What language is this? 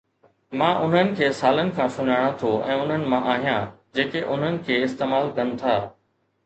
Sindhi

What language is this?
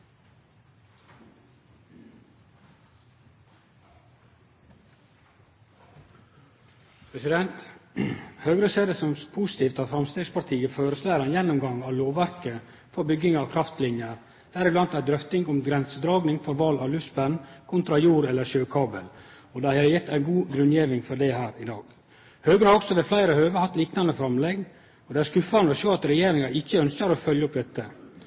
Norwegian Nynorsk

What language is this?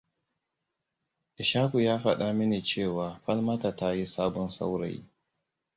Hausa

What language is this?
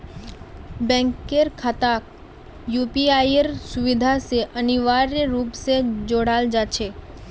Magahi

